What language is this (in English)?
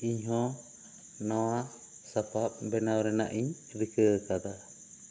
Santali